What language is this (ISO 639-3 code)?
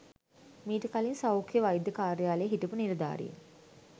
sin